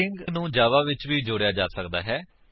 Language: Punjabi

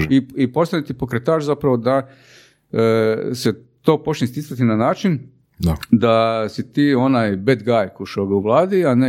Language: Croatian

